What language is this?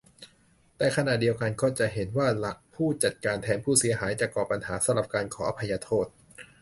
Thai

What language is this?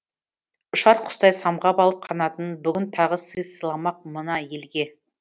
Kazakh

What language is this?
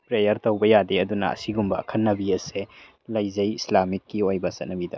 Manipuri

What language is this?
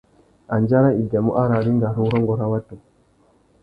Tuki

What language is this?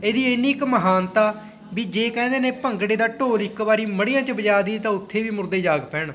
Punjabi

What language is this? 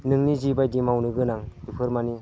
Bodo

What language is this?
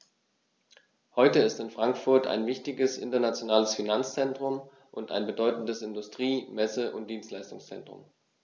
German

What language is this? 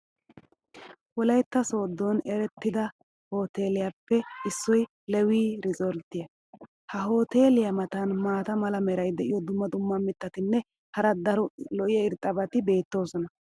Wolaytta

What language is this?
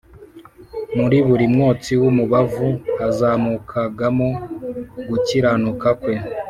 Kinyarwanda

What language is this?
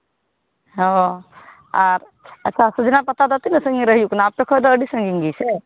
Santali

